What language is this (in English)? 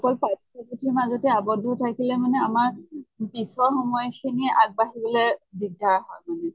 Assamese